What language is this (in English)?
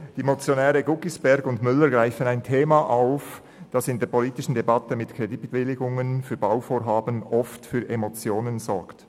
Swiss German